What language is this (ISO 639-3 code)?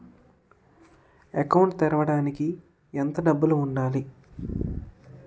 tel